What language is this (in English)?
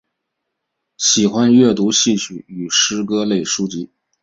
Chinese